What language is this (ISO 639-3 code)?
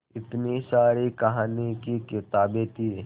hin